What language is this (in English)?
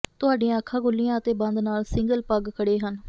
Punjabi